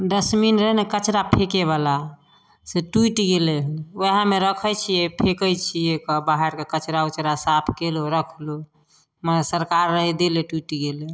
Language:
Maithili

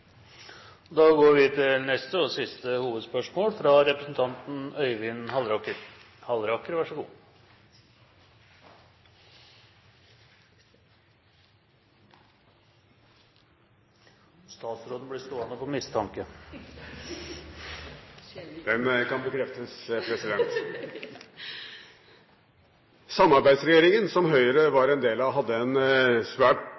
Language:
Norwegian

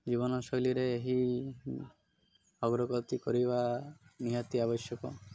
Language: Odia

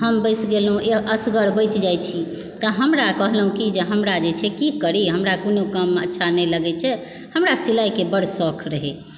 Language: Maithili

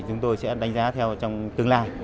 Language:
Vietnamese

